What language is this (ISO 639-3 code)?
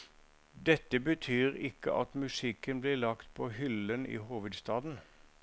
nor